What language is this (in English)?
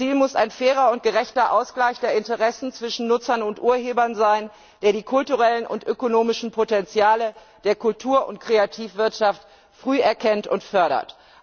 German